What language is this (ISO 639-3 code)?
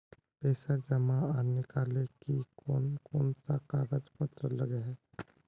mag